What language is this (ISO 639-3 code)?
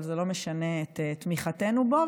heb